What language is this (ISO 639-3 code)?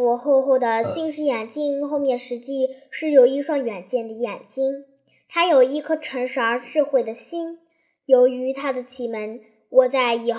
zho